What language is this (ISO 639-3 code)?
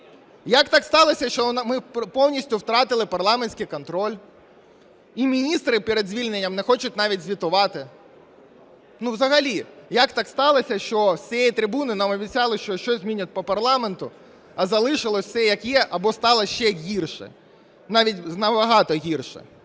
ukr